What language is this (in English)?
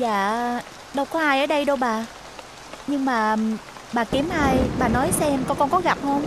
Vietnamese